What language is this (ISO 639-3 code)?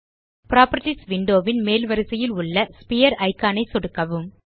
tam